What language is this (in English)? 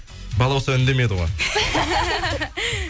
Kazakh